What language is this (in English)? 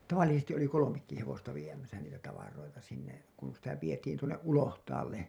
Finnish